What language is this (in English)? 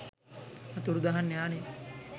Sinhala